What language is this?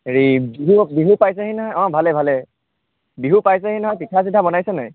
Assamese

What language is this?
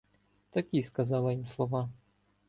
Ukrainian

